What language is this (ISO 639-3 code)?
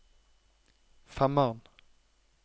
nor